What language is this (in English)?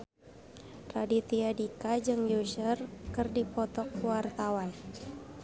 Sundanese